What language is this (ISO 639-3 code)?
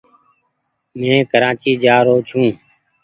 gig